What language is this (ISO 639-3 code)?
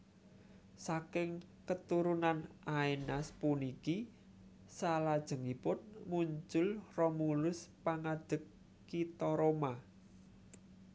jav